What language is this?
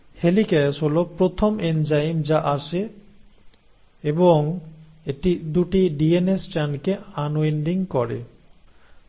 Bangla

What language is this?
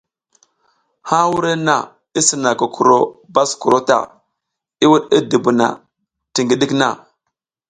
South Giziga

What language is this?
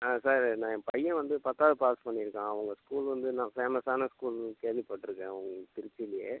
Tamil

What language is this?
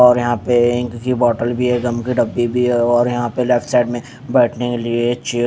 Hindi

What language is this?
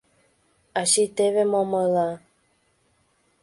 Mari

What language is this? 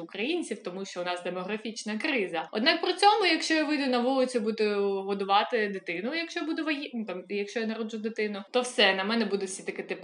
Ukrainian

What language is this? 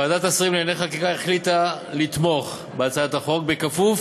Hebrew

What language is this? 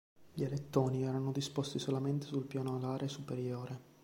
Italian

